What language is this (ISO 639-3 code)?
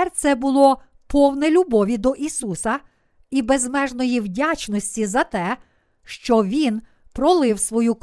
ukr